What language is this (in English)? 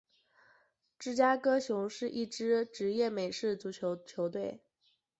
Chinese